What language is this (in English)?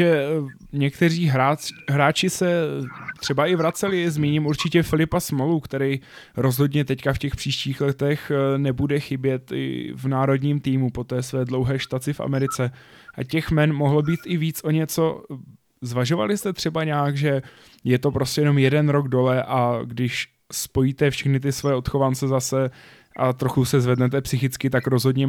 Czech